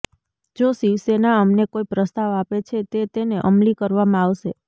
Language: Gujarati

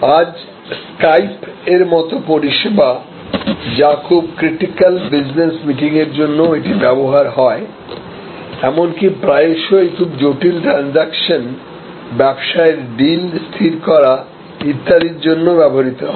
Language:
Bangla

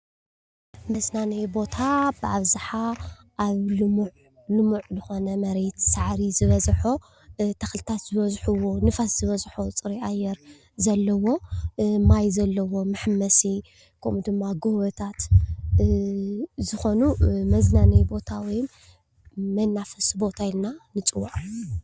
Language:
Tigrinya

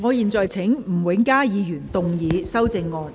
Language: Cantonese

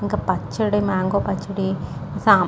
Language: Telugu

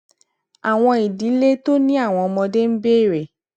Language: Yoruba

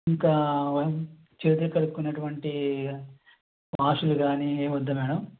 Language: Telugu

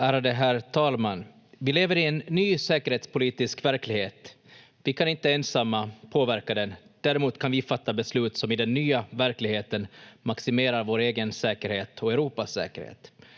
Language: Finnish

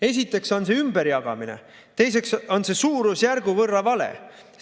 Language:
Estonian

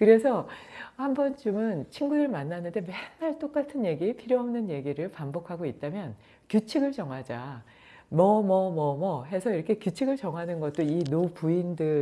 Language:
Korean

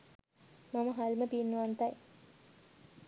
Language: Sinhala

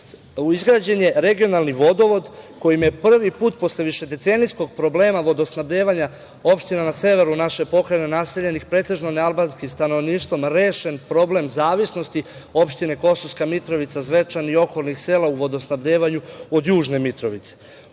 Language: Serbian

